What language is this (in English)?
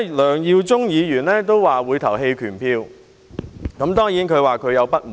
Cantonese